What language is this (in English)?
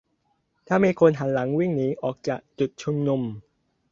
Thai